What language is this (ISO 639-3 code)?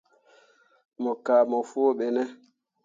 mua